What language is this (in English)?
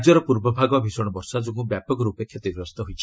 Odia